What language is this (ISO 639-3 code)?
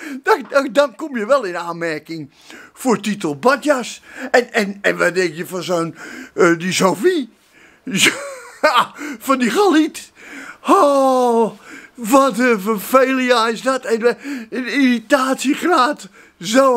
nld